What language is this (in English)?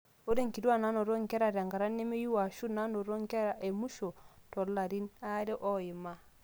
Masai